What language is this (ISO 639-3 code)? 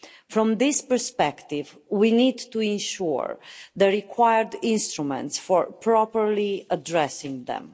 eng